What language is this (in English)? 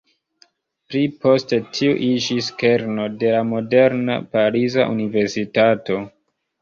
Esperanto